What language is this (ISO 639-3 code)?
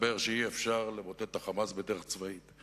heb